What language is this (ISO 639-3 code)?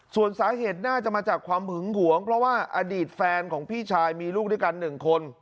tha